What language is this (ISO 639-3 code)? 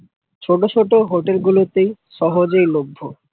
ben